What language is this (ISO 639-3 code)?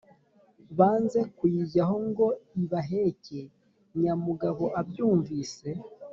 kin